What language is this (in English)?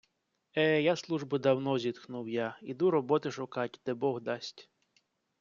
Ukrainian